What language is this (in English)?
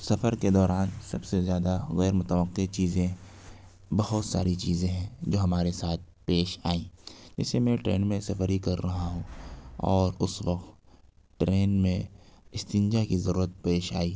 Urdu